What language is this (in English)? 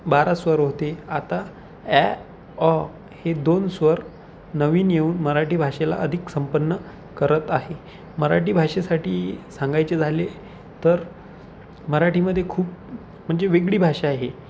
Marathi